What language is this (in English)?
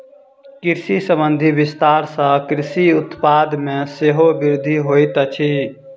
Maithili